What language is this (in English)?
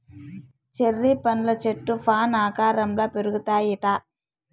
Telugu